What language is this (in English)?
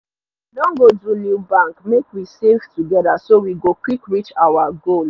Nigerian Pidgin